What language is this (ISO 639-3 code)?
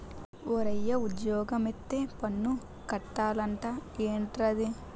tel